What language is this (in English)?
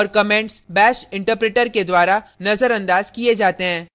Hindi